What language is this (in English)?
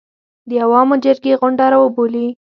Pashto